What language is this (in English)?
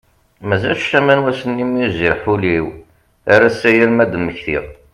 Kabyle